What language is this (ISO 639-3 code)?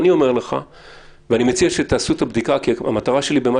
heb